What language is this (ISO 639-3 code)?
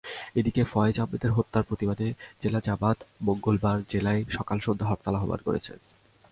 ben